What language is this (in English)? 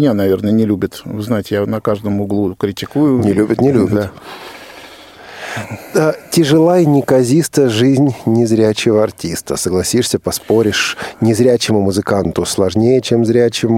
Russian